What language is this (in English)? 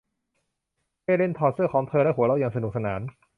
Thai